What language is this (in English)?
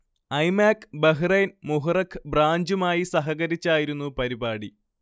Malayalam